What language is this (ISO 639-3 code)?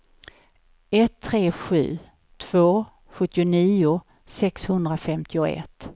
swe